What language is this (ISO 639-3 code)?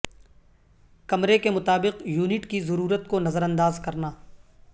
urd